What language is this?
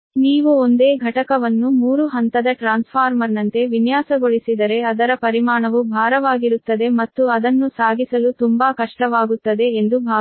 Kannada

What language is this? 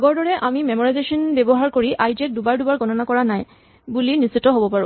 Assamese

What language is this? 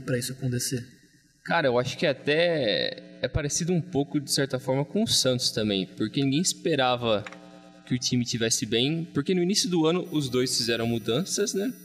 Portuguese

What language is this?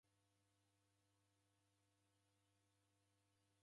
Taita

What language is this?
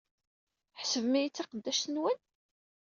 Kabyle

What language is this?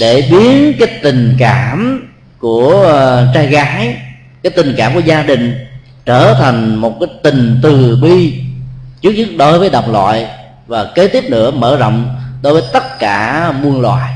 Vietnamese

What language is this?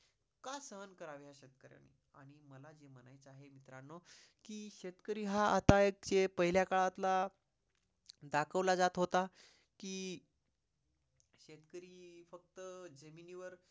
Marathi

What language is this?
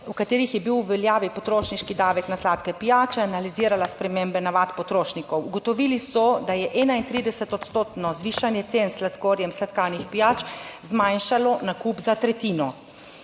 Slovenian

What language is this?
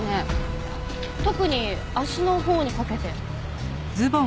Japanese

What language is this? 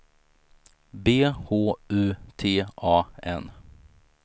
Swedish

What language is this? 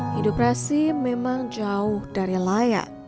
Indonesian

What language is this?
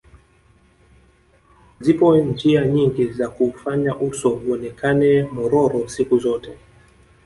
Swahili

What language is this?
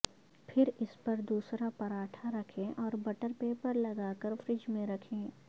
Urdu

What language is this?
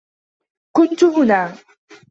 Arabic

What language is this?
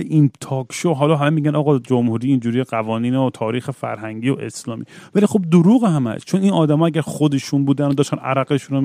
Persian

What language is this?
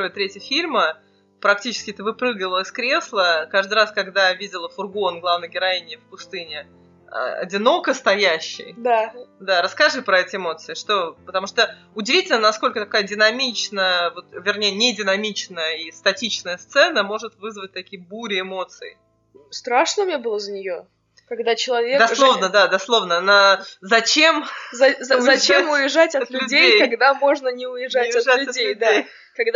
Russian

